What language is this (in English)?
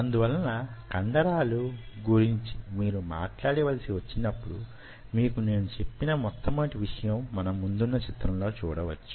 Telugu